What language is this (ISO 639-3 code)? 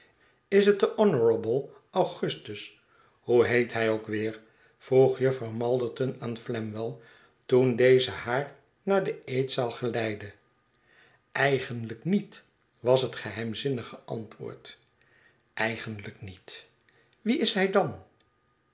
nld